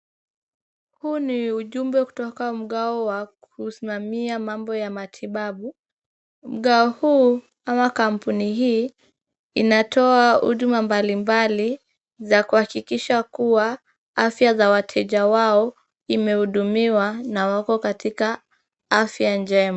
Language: Swahili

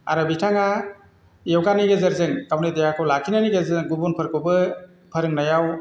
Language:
Bodo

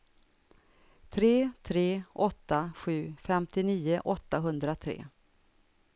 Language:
Swedish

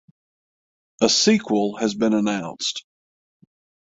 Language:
English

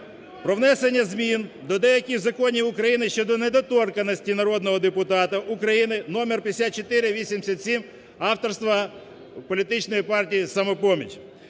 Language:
Ukrainian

